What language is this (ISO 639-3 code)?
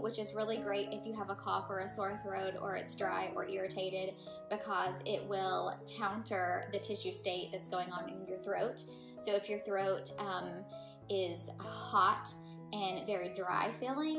eng